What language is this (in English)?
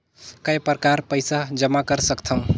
Chhattisgarhi